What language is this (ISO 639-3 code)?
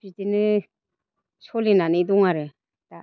brx